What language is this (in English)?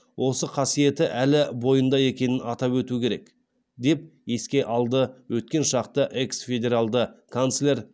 Kazakh